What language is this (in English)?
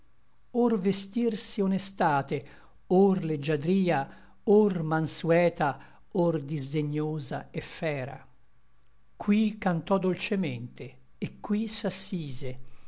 Italian